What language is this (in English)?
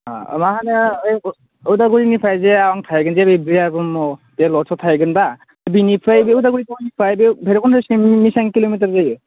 Bodo